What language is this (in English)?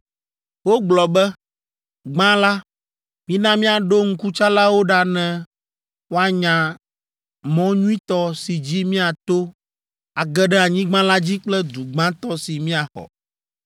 Ewe